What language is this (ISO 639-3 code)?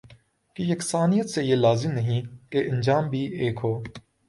urd